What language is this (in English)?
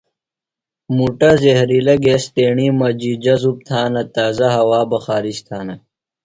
Phalura